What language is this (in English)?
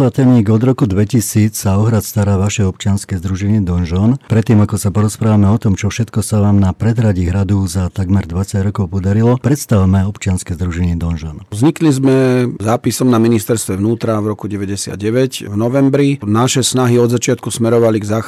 Slovak